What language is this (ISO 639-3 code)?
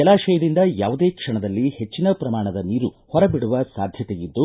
kan